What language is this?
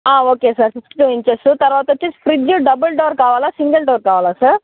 Telugu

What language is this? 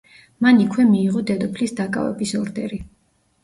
Georgian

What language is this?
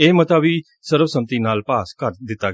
Punjabi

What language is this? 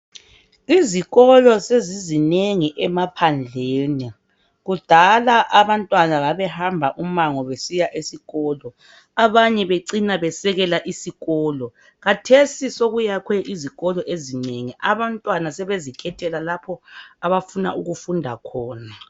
North Ndebele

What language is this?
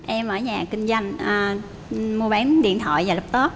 Vietnamese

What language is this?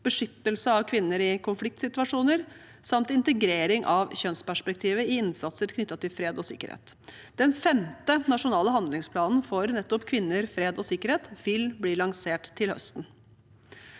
Norwegian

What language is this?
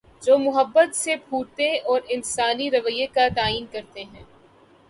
Urdu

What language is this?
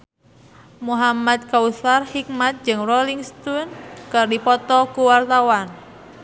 Sundanese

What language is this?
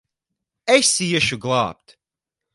Latvian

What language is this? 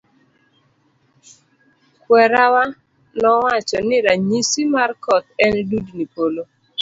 Luo (Kenya and Tanzania)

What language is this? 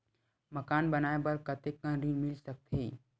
Chhattisgarhi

